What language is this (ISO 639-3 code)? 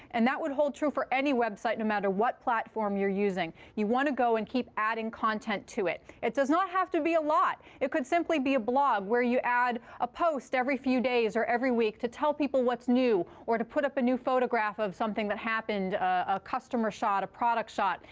eng